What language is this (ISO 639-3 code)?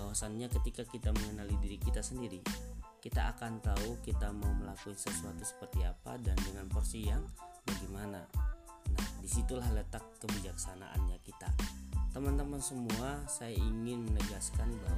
ind